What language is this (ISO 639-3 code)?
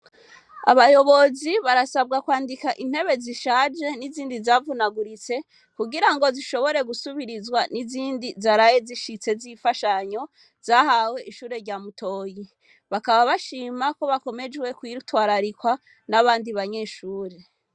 run